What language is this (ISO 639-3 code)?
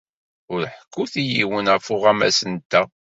kab